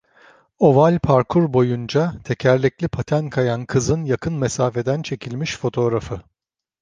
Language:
Turkish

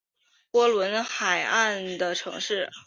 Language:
Chinese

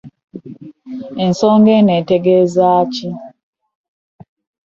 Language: Ganda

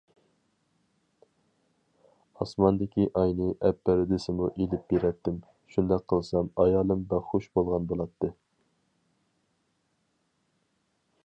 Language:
Uyghur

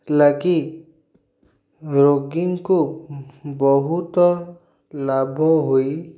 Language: Odia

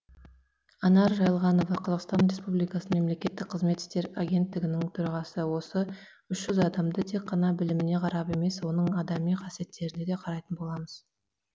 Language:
Kazakh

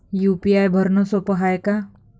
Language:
Marathi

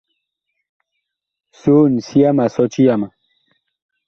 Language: Bakoko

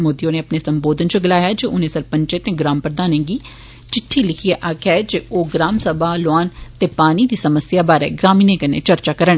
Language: Dogri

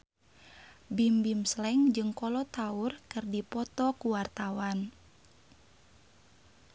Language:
Sundanese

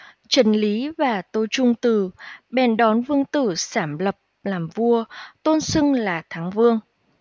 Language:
Vietnamese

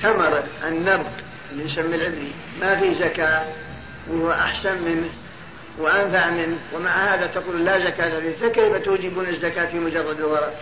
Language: Arabic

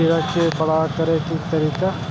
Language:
Maithili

